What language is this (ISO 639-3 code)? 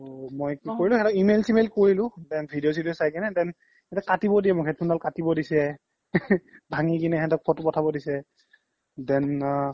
asm